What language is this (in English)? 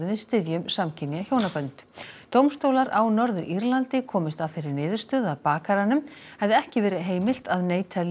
Icelandic